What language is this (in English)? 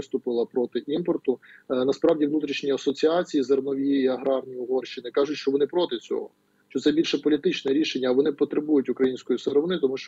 Ukrainian